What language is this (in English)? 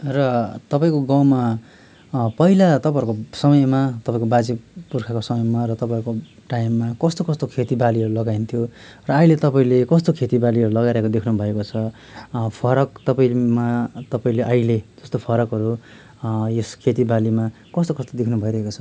Nepali